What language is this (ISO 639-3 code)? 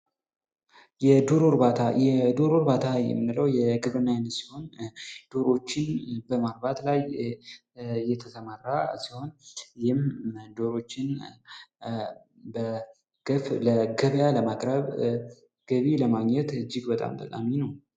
amh